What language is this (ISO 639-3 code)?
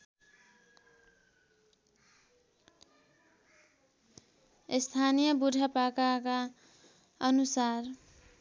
nep